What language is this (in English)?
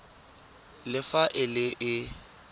Tswana